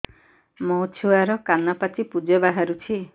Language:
Odia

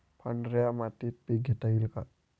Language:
Marathi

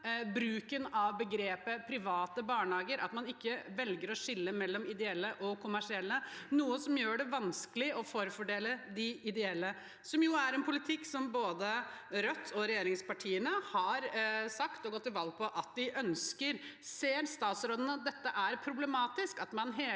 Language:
Norwegian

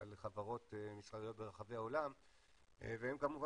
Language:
Hebrew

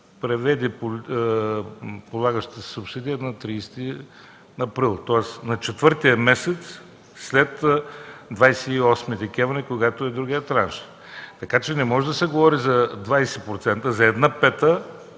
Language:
Bulgarian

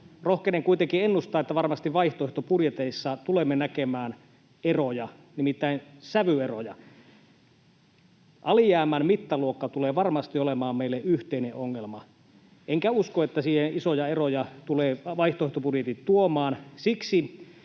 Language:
Finnish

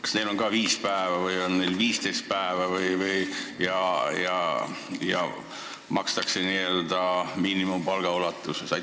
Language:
Estonian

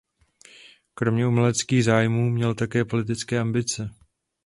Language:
Czech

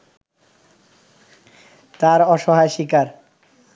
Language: Bangla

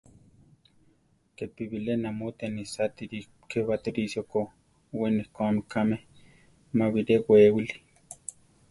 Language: Central Tarahumara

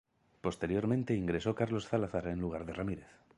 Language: Spanish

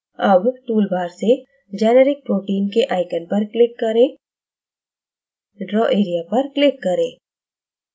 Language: Hindi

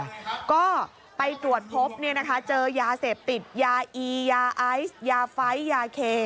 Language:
Thai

